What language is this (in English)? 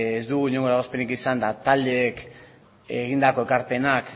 Basque